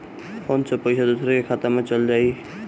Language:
Bhojpuri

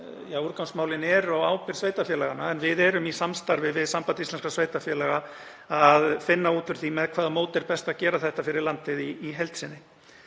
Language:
Icelandic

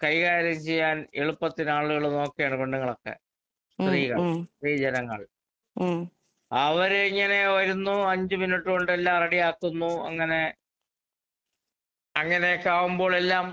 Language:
Malayalam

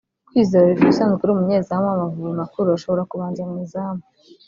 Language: Kinyarwanda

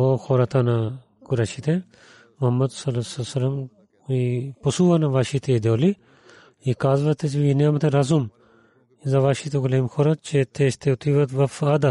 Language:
Bulgarian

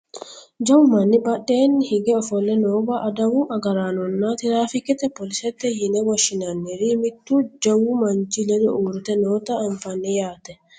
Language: Sidamo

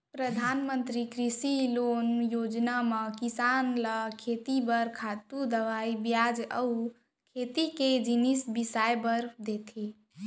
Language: Chhattisgarhi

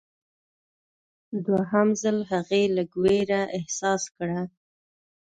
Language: Pashto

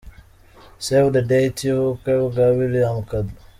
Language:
Kinyarwanda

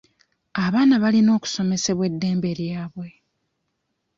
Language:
Ganda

